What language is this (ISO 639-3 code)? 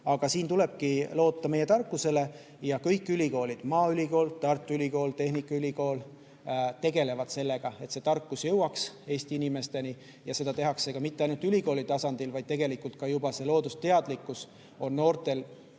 est